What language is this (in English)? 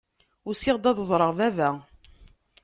Kabyle